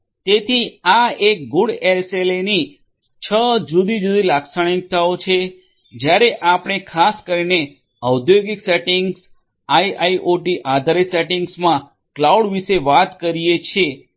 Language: Gujarati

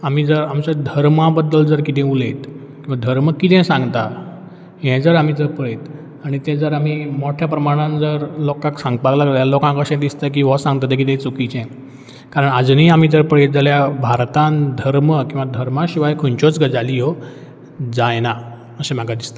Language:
Konkani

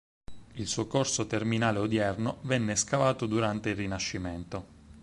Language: Italian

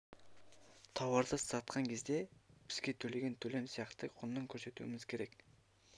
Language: Kazakh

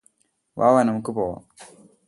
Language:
Malayalam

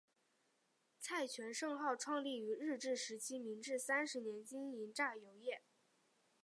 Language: Chinese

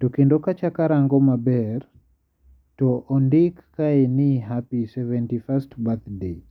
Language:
Luo (Kenya and Tanzania)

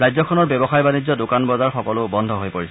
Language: Assamese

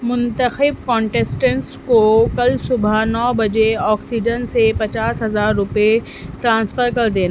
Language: Urdu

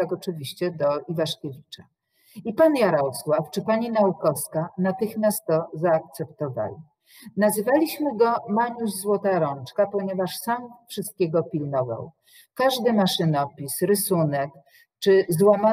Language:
Polish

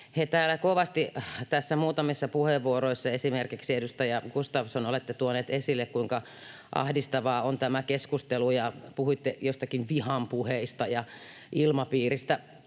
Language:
Finnish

